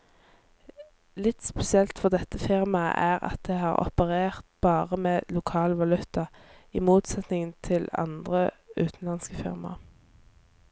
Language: Norwegian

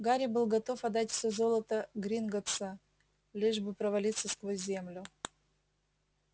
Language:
Russian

